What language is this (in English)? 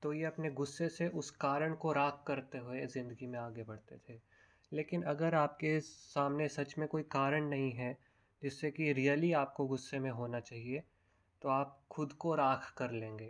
Hindi